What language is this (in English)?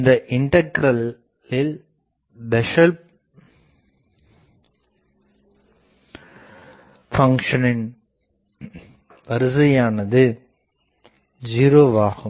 Tamil